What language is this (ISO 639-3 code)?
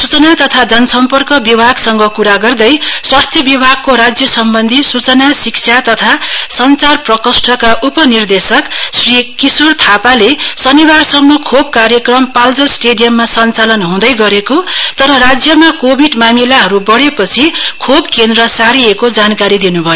nep